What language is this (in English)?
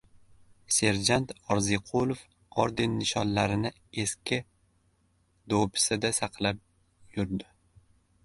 Uzbek